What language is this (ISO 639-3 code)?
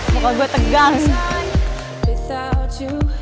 ind